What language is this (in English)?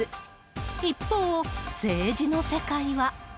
Japanese